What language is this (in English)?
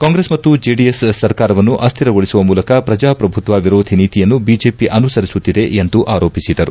Kannada